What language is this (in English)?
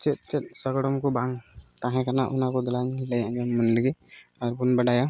Santali